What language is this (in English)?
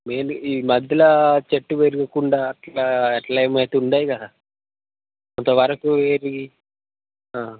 Telugu